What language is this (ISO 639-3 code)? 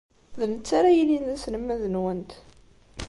kab